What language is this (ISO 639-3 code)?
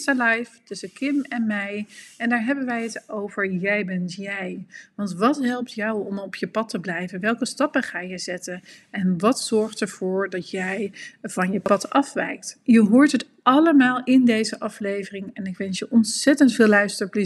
nld